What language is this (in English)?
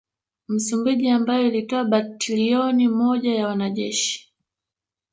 Swahili